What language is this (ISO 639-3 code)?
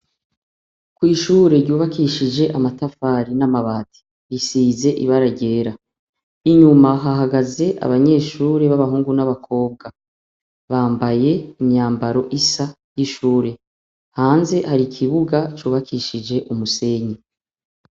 run